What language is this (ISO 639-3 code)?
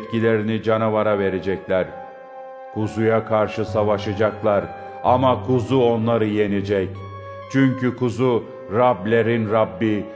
tur